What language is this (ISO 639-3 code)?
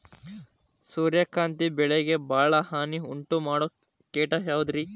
kan